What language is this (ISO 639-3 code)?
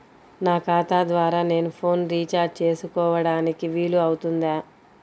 tel